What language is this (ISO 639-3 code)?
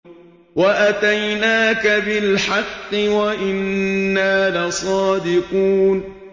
ara